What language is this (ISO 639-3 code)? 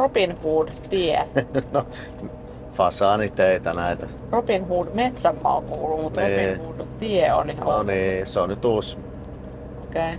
fin